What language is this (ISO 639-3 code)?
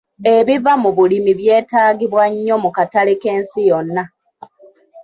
lug